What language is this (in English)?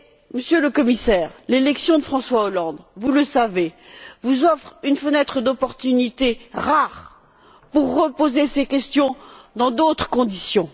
French